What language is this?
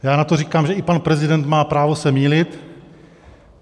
Czech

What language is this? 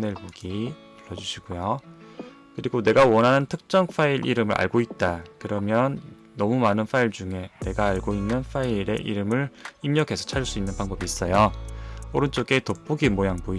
Korean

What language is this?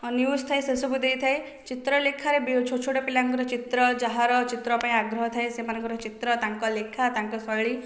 Odia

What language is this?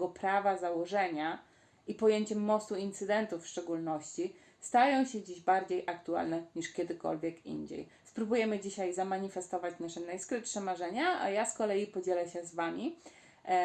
Polish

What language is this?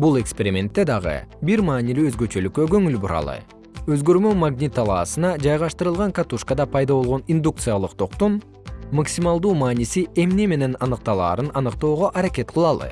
Kyrgyz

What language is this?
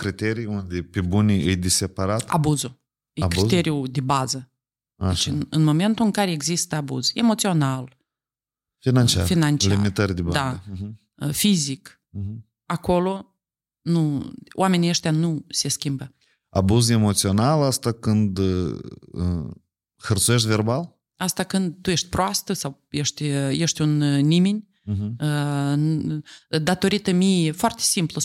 Romanian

